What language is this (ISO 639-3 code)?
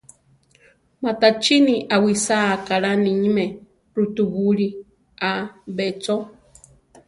tar